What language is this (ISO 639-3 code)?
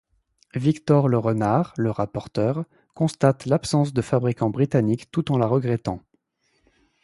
fra